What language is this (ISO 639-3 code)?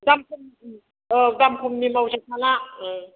brx